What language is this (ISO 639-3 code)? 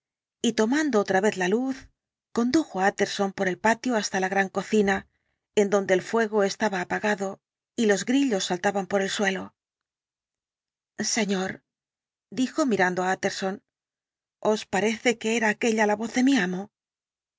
spa